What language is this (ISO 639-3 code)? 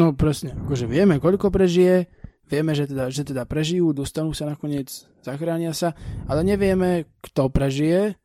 slk